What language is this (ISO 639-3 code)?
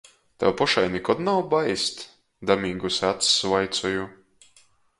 ltg